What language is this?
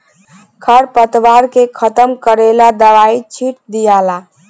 Bhojpuri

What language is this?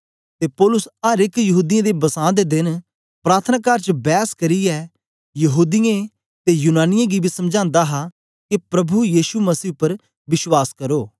Dogri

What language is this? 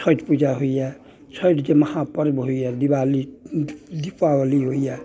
Maithili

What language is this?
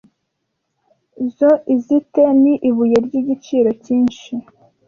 Kinyarwanda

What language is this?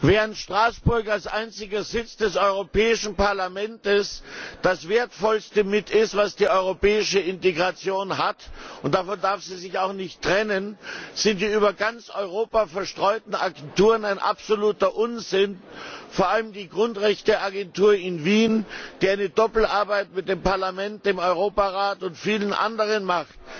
German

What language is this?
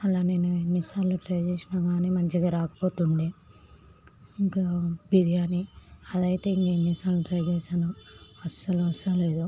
Telugu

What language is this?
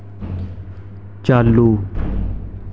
Dogri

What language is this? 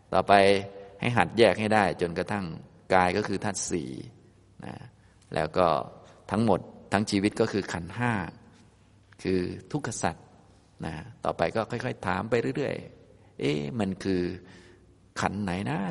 Thai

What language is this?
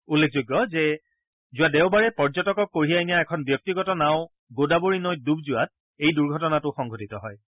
Assamese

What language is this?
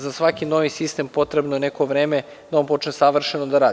Serbian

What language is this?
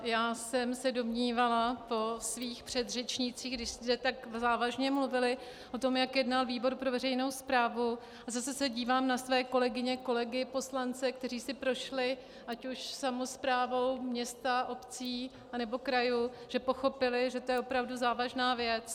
Czech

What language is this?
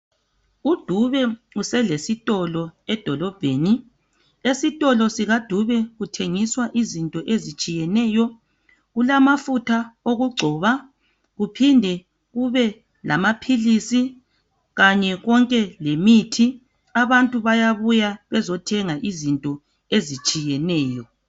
North Ndebele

